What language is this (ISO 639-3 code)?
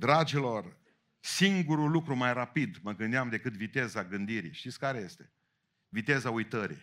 ron